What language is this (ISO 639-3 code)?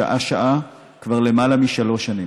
heb